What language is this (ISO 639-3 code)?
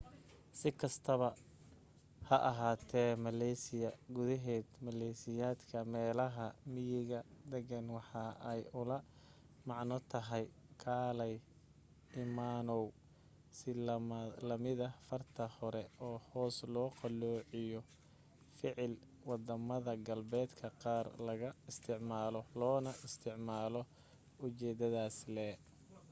som